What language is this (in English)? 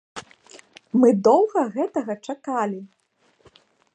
Belarusian